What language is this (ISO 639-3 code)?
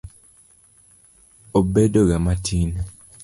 luo